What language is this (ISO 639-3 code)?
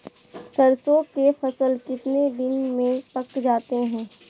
mag